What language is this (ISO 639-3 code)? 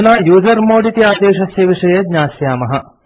san